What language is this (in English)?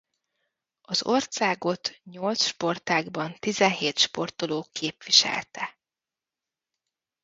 Hungarian